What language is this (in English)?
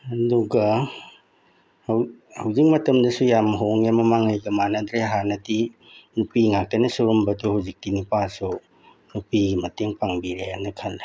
Manipuri